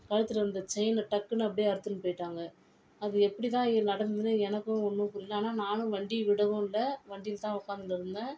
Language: Tamil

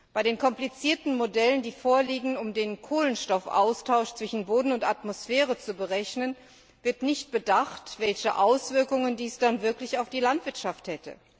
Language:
German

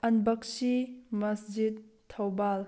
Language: Manipuri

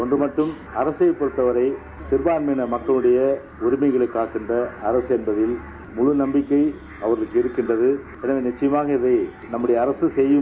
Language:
Tamil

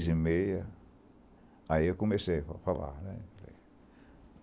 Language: Portuguese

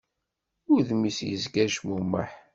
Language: Kabyle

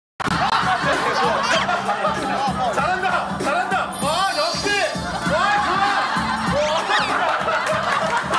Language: Korean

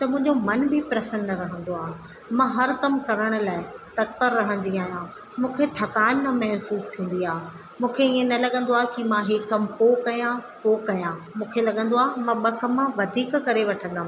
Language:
Sindhi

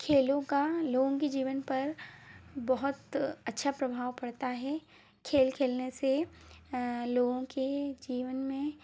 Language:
Hindi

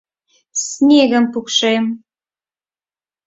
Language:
Mari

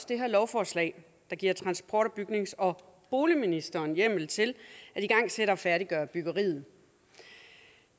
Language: Danish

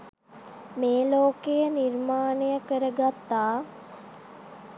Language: Sinhala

